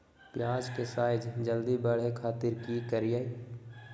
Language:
Magahi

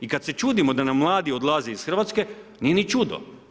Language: Croatian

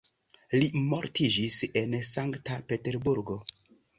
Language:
Esperanto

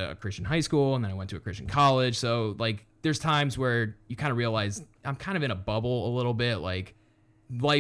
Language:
English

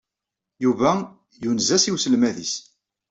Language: Kabyle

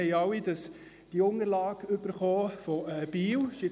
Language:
Swiss German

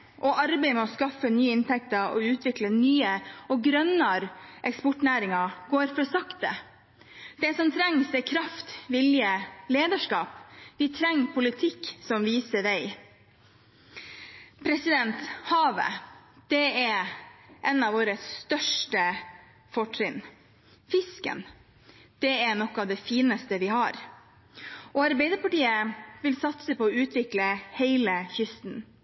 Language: Norwegian Bokmål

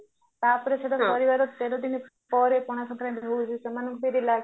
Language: Odia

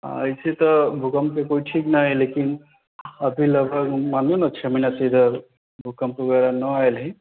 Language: Maithili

